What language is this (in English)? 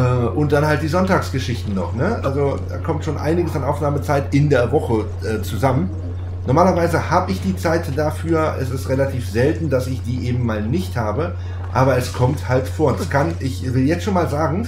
German